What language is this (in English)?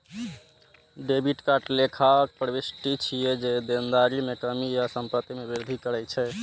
Maithili